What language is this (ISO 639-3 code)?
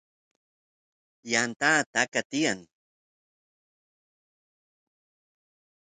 qus